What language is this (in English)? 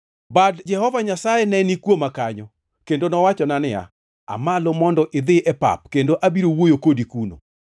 Luo (Kenya and Tanzania)